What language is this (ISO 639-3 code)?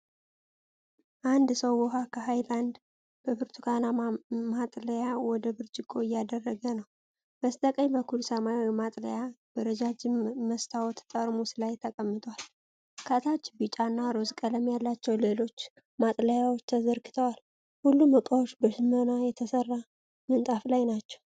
amh